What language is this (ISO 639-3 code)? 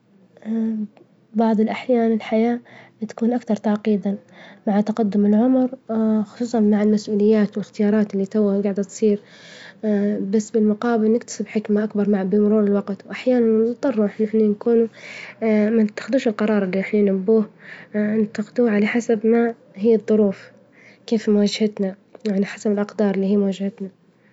ayl